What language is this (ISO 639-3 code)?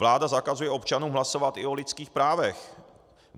ces